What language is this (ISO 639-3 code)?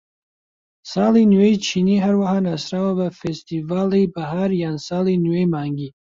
ckb